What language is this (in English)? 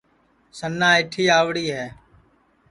Sansi